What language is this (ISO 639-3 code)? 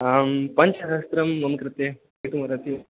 san